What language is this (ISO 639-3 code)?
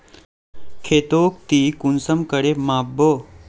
mag